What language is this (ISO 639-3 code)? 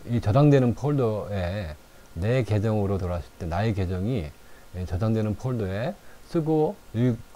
kor